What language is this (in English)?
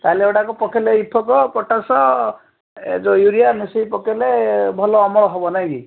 Odia